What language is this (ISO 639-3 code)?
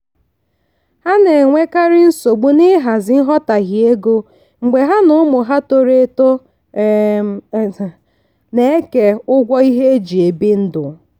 ibo